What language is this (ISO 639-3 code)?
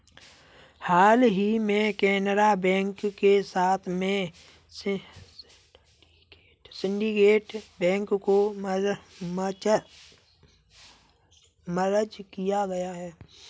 hin